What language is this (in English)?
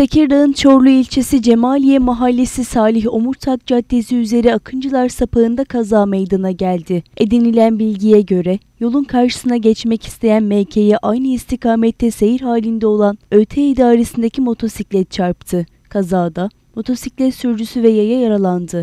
Turkish